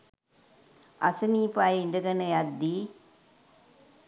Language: Sinhala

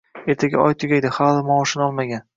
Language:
Uzbek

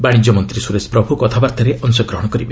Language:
Odia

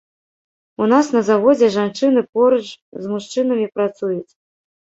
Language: Belarusian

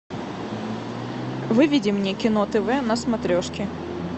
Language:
Russian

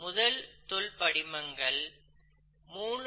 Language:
Tamil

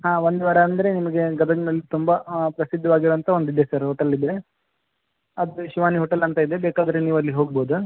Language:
Kannada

